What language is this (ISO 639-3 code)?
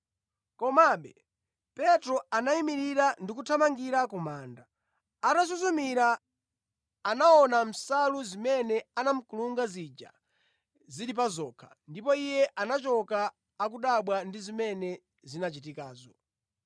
nya